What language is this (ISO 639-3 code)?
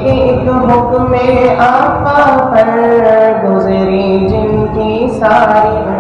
ind